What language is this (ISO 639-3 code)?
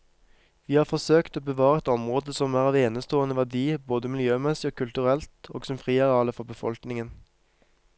nor